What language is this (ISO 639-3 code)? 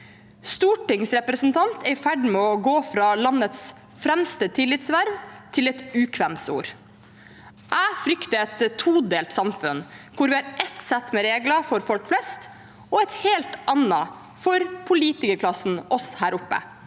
nor